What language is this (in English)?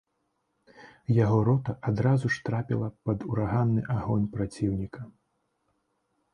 Belarusian